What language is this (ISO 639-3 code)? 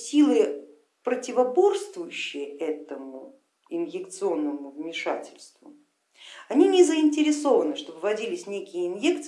rus